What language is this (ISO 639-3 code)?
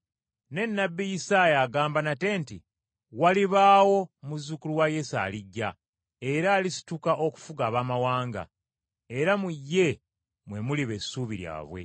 lug